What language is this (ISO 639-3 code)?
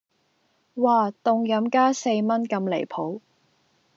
yue